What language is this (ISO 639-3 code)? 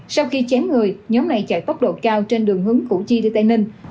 vie